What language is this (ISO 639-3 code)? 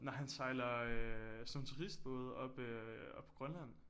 dan